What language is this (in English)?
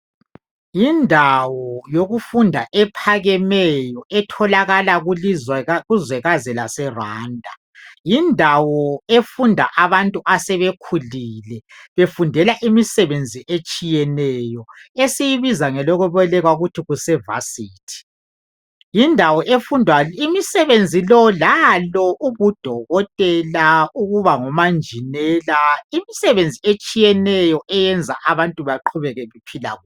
North Ndebele